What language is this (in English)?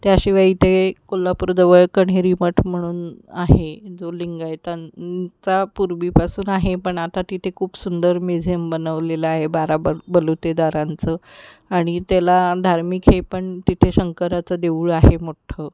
Marathi